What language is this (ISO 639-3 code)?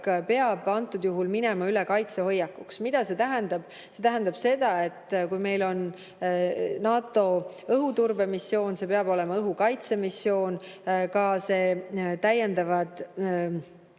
est